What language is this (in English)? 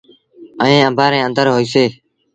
Sindhi Bhil